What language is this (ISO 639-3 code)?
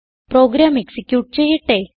mal